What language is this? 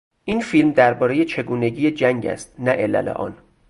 Persian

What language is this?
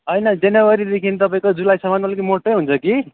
Nepali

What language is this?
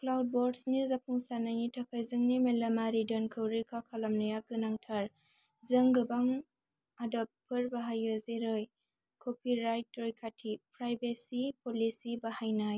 Bodo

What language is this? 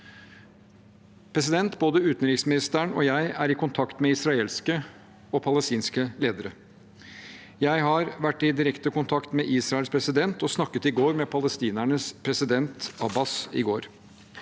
Norwegian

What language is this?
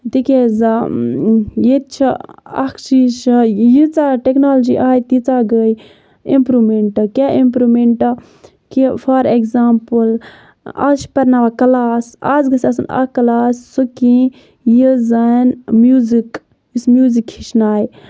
Kashmiri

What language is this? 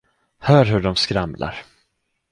Swedish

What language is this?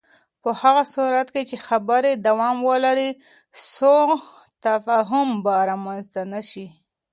Pashto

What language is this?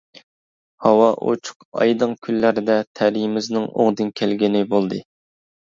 Uyghur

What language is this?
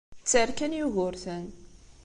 Kabyle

